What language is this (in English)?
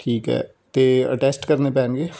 Punjabi